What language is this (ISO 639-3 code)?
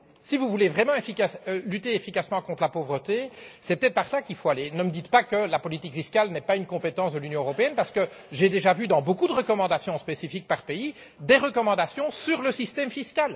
fra